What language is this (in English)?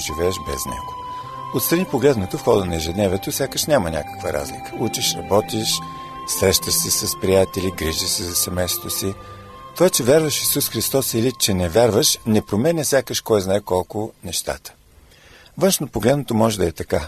Bulgarian